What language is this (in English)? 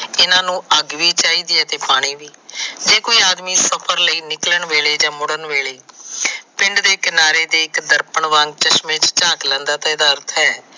Punjabi